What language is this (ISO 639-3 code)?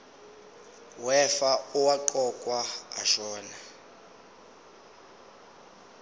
zul